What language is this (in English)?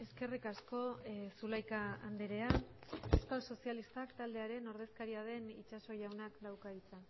Basque